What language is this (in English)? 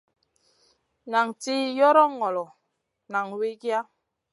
Masana